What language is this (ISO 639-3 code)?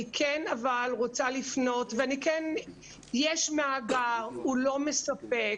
heb